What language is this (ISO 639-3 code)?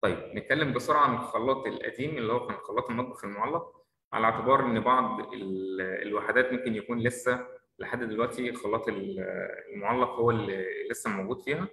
ara